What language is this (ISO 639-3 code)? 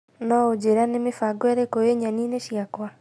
kik